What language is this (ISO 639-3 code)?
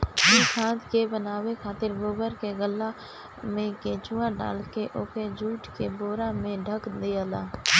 bho